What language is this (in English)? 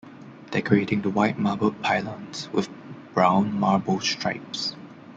English